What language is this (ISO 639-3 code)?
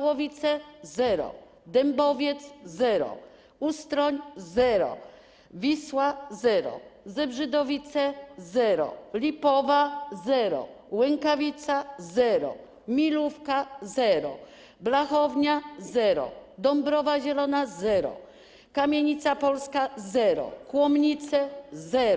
pol